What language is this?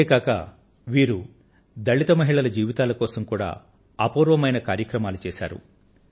Telugu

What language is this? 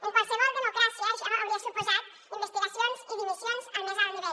Catalan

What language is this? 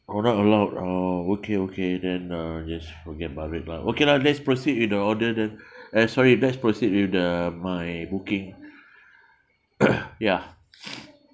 English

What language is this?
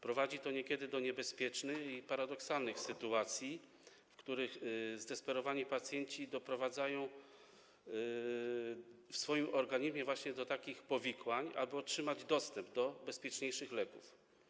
Polish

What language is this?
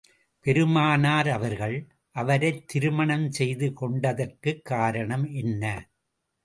Tamil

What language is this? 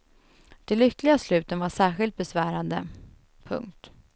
Swedish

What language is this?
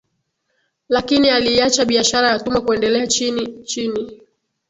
Swahili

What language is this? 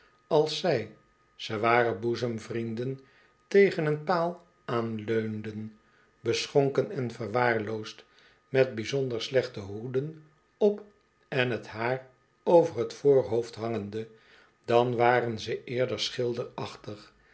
Dutch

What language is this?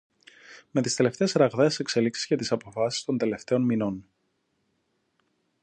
Greek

